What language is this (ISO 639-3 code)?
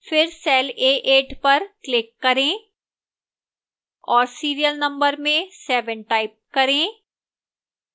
hin